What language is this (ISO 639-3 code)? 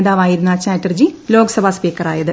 mal